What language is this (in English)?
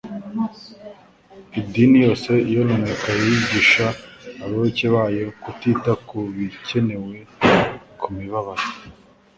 Kinyarwanda